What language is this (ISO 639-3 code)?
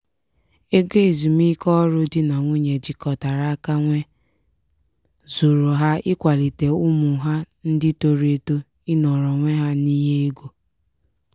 ibo